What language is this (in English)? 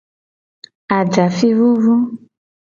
Gen